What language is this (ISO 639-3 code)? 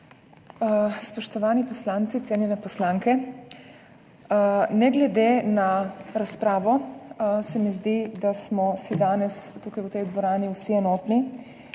slv